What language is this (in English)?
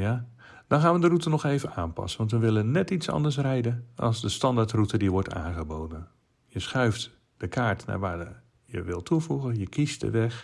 Dutch